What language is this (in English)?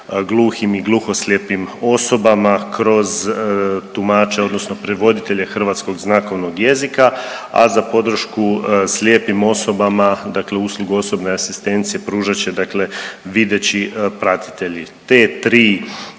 Croatian